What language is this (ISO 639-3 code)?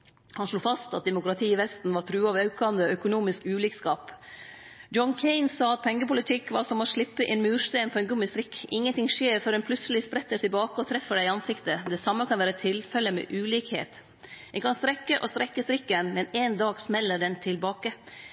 nno